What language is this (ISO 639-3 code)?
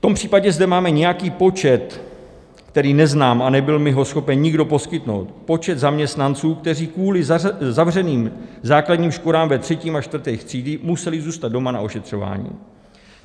ces